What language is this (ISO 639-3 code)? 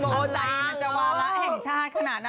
tha